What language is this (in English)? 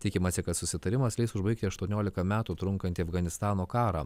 Lithuanian